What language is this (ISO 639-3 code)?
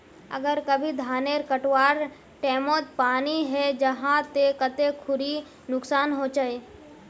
mag